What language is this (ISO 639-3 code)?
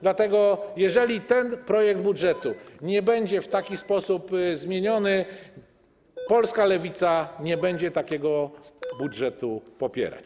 pol